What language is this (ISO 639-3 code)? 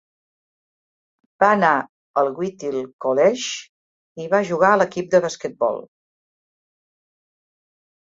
cat